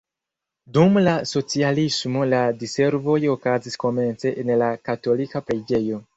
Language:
Esperanto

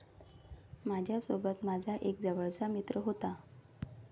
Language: Marathi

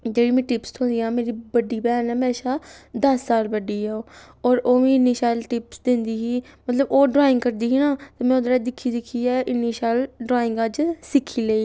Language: Dogri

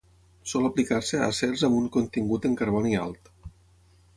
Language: Catalan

